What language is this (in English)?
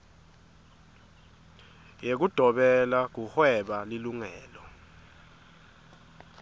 Swati